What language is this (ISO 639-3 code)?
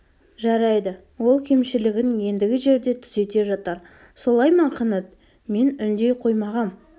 kaz